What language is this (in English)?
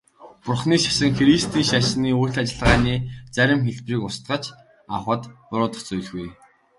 Mongolian